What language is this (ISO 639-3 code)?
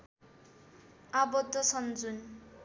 nep